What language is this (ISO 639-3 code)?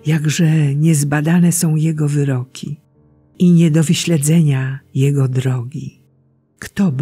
pol